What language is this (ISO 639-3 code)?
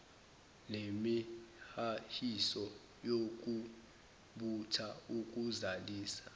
zul